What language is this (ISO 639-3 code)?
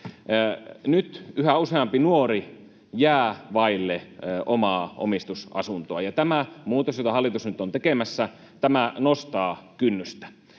fin